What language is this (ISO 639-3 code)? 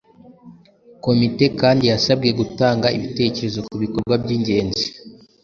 kin